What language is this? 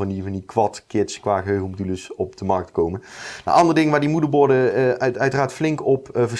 Dutch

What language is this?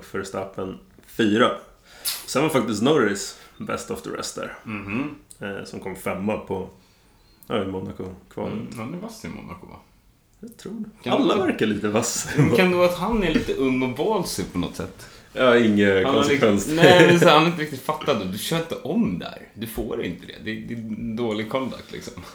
Swedish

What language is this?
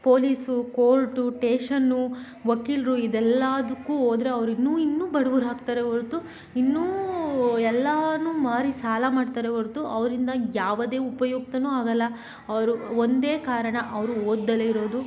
Kannada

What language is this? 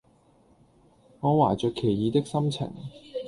Cantonese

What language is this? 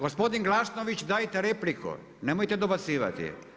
Croatian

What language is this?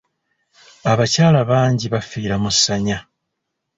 Ganda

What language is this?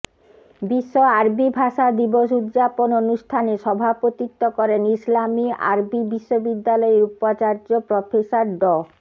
Bangla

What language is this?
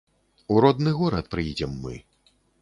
Belarusian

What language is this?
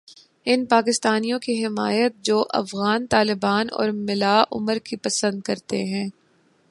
Urdu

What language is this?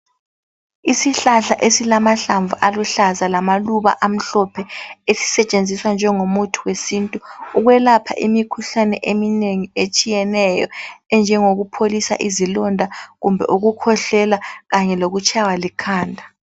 North Ndebele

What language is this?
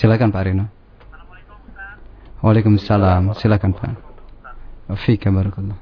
Indonesian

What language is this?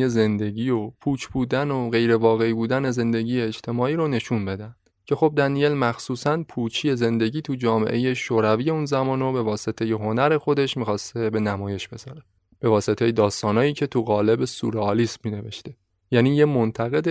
Persian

